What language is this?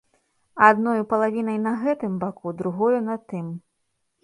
Belarusian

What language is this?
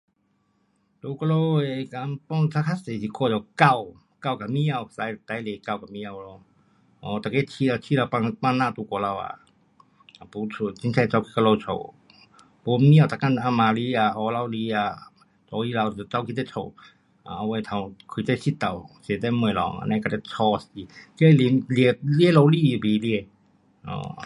Pu-Xian Chinese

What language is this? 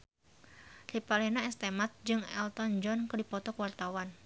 Sundanese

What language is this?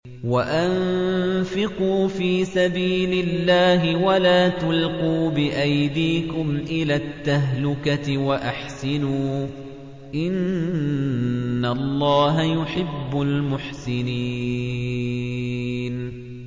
Arabic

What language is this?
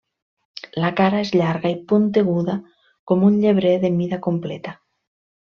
Catalan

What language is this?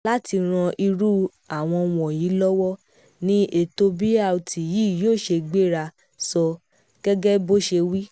Yoruba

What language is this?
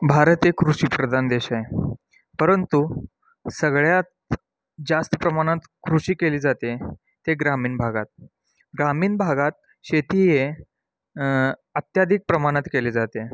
Marathi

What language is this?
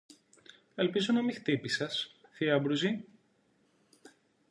Greek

